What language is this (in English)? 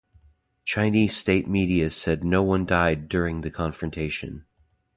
English